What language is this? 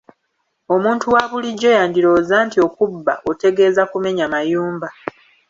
Ganda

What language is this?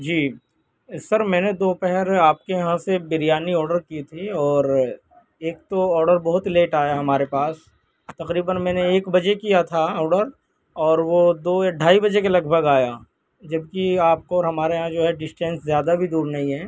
Urdu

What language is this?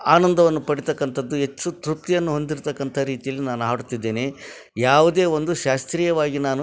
Kannada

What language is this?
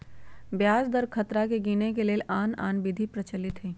Magahi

